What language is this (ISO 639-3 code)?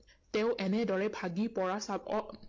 asm